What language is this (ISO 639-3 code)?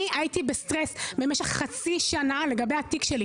heb